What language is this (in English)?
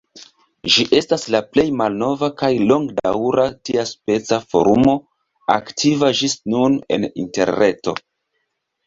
Esperanto